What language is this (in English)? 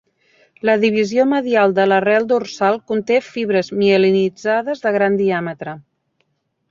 Catalan